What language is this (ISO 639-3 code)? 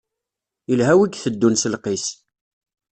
kab